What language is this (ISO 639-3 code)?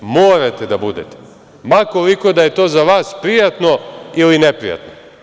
srp